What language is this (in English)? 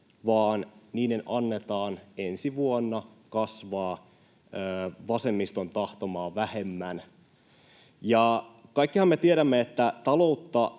Finnish